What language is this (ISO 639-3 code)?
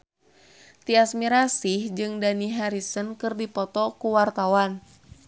sun